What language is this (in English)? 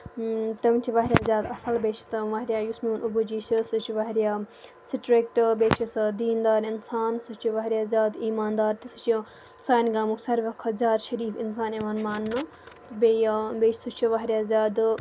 Kashmiri